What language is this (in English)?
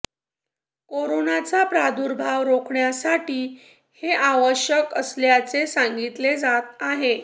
Marathi